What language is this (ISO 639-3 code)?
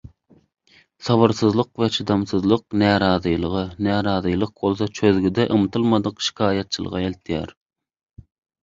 tuk